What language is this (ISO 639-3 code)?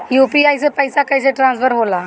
bho